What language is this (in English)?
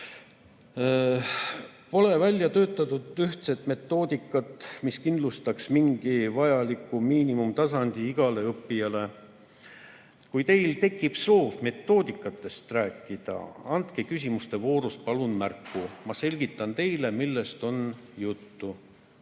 Estonian